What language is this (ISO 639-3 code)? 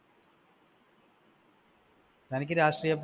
mal